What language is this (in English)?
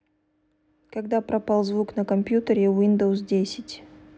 Russian